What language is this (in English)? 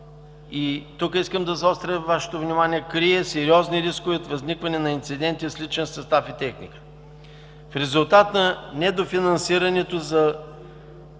Bulgarian